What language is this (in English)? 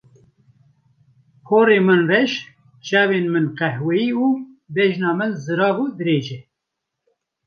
Kurdish